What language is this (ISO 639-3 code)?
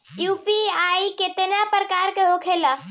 bho